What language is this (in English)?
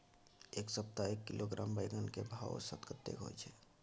Maithili